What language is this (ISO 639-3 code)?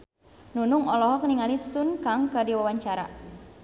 sun